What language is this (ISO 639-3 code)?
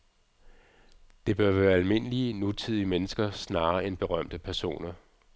dan